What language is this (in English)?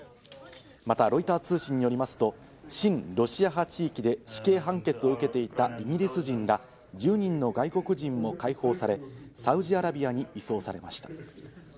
Japanese